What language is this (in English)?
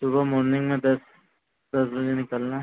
Hindi